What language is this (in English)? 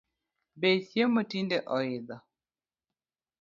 Luo (Kenya and Tanzania)